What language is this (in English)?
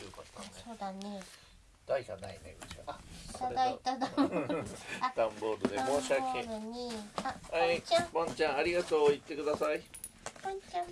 Japanese